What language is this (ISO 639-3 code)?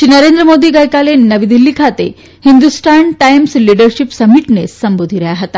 guj